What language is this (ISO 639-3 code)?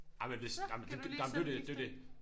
dan